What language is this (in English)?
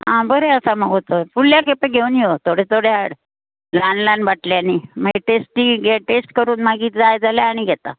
Konkani